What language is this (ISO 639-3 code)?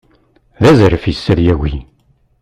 kab